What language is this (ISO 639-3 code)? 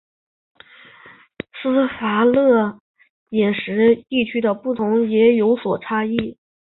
zho